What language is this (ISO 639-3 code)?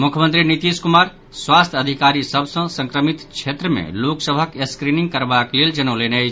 mai